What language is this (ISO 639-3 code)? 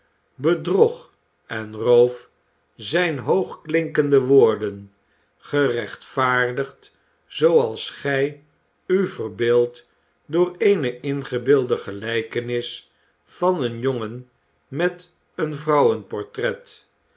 nld